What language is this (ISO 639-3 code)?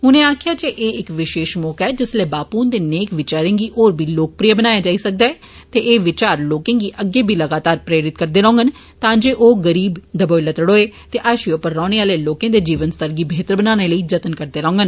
doi